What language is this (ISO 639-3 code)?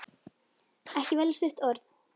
isl